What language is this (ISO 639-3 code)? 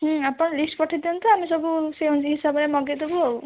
ori